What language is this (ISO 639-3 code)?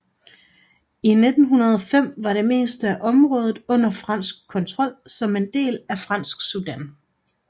dan